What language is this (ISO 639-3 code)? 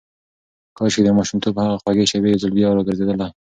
pus